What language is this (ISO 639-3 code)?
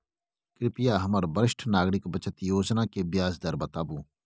mai